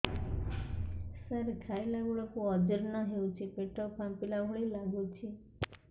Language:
Odia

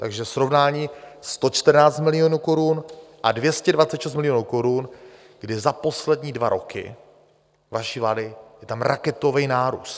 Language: Czech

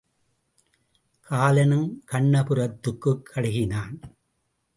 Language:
Tamil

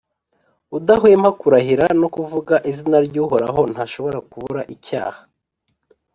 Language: Kinyarwanda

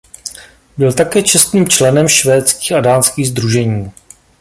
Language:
Czech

